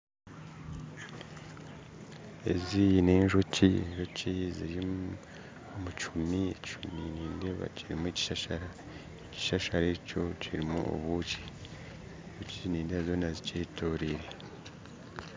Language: Nyankole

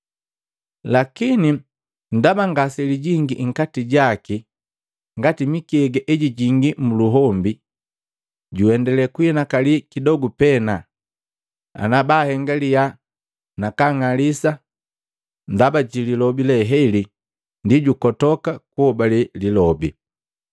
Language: Matengo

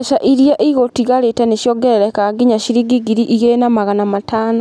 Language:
Kikuyu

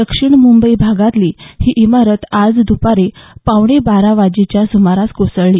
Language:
Marathi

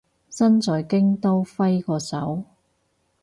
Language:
Cantonese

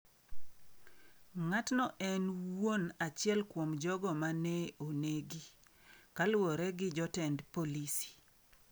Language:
Luo (Kenya and Tanzania)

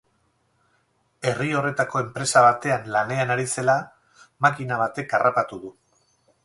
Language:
Basque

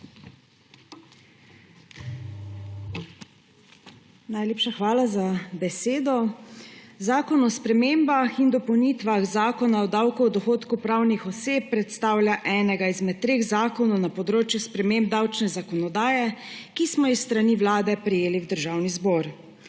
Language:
Slovenian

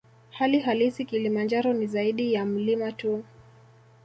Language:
Swahili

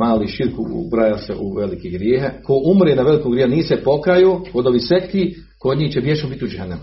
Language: Croatian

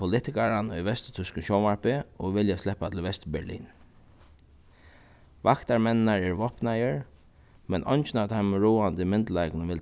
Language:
Faroese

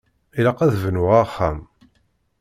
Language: Kabyle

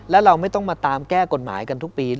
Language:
Thai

